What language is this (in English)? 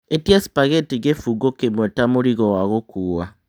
Kikuyu